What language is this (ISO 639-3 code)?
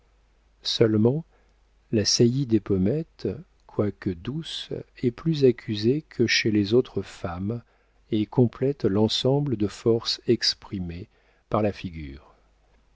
fra